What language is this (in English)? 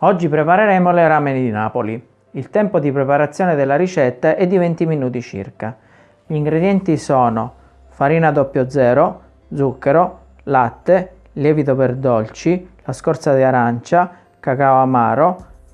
Italian